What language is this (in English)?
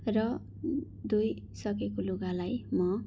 Nepali